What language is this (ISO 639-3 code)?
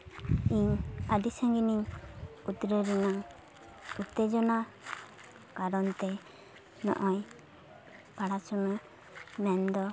sat